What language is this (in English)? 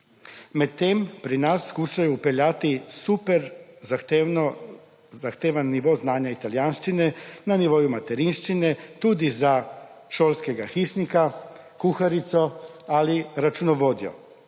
Slovenian